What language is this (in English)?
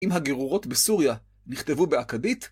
Hebrew